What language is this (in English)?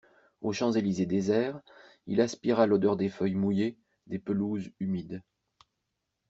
French